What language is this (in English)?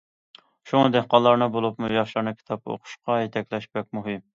Uyghur